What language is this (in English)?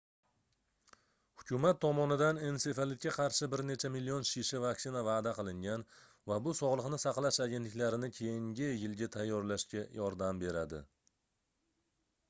Uzbek